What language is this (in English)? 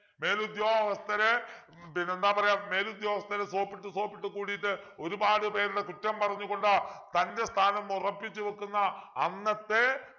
Malayalam